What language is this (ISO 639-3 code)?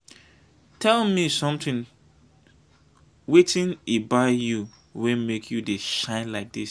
pcm